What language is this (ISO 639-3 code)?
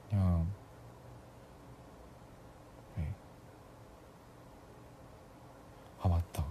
kor